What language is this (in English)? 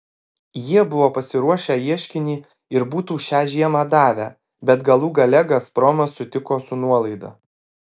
Lithuanian